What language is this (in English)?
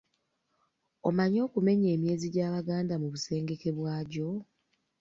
Ganda